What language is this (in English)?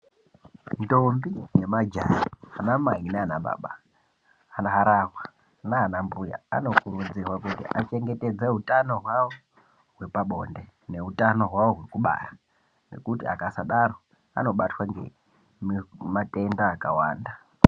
Ndau